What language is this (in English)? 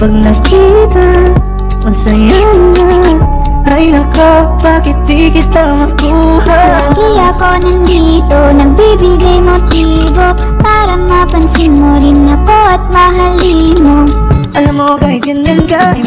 English